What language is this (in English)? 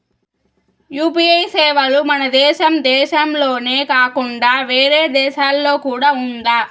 Telugu